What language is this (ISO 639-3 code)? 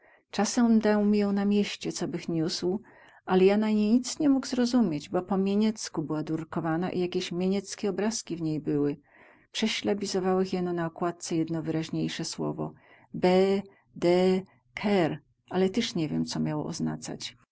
pol